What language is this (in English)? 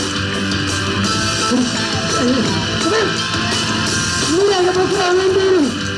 Japanese